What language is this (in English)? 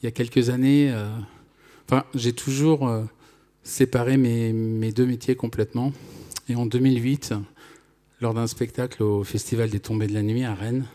French